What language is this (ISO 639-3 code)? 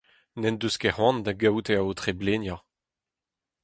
bre